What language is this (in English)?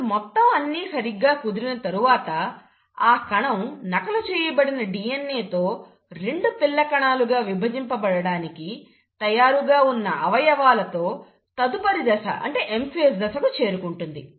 Telugu